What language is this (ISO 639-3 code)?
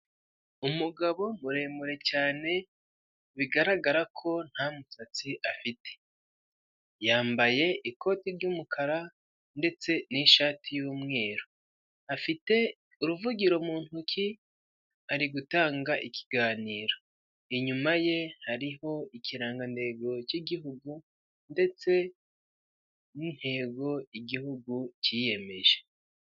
kin